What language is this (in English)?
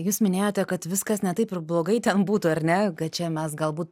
Lithuanian